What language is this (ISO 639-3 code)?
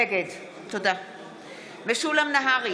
heb